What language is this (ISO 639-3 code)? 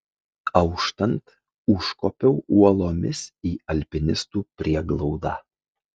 lit